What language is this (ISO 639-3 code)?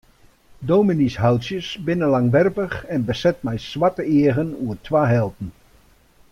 fry